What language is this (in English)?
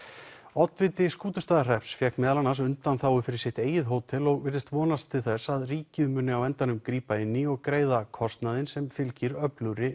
Icelandic